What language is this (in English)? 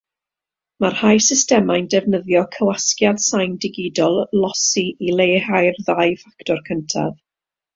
Welsh